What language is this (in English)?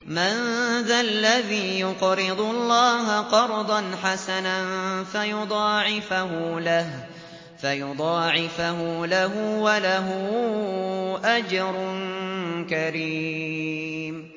Arabic